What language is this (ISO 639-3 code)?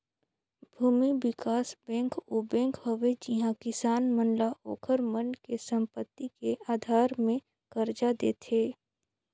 hne